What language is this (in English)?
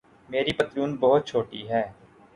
Urdu